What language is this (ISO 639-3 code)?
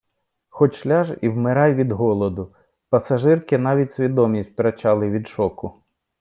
ukr